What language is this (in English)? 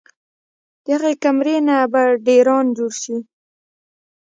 Pashto